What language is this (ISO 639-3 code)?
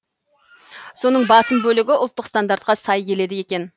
kaz